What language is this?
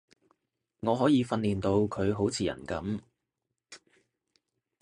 Cantonese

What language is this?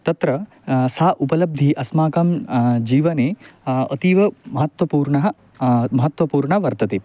Sanskrit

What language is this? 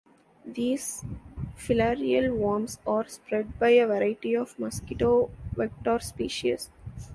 English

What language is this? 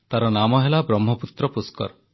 Odia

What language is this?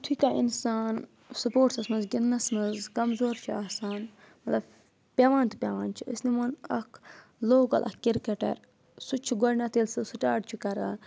Kashmiri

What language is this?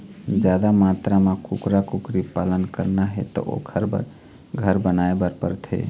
Chhattisgarhi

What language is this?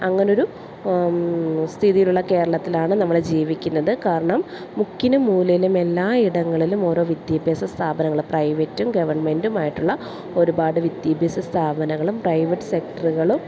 Malayalam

